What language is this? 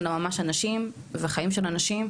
Hebrew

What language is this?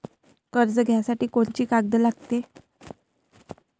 Marathi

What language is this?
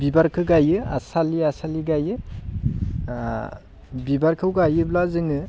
Bodo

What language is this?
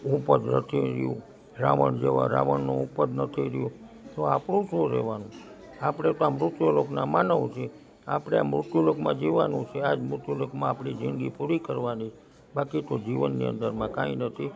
Gujarati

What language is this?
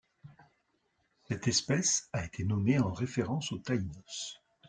French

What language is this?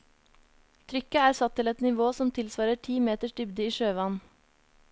Norwegian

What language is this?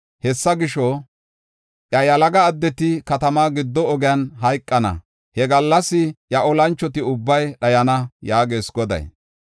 Gofa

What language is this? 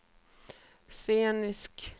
Swedish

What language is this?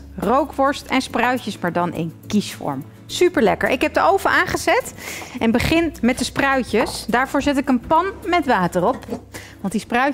Dutch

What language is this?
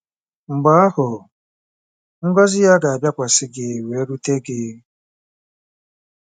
Igbo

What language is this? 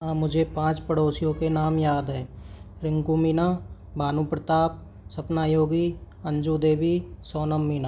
Hindi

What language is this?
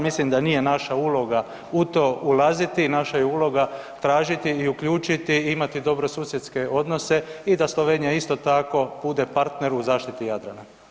Croatian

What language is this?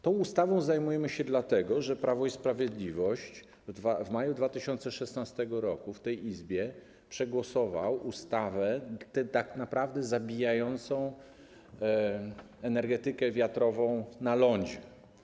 Polish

